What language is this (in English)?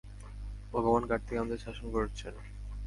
Bangla